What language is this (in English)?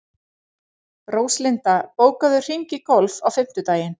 Icelandic